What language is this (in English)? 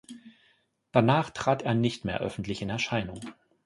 German